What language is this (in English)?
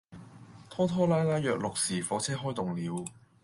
Cantonese